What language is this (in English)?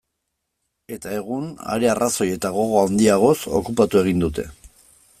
Basque